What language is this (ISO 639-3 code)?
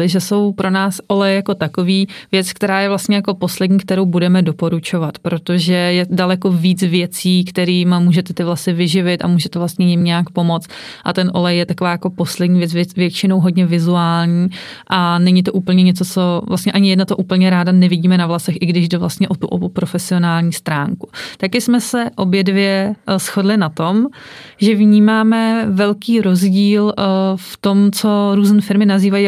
ces